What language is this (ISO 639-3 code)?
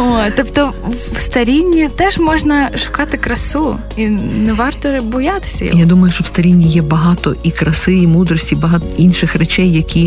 ukr